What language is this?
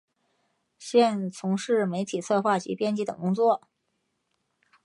Chinese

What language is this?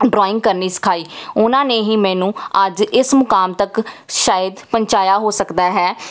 Punjabi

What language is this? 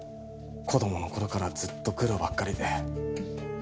Japanese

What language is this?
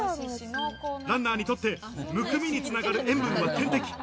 Japanese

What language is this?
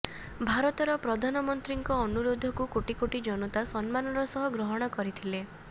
Odia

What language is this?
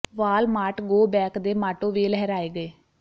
Punjabi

